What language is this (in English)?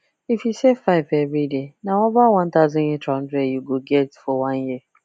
Nigerian Pidgin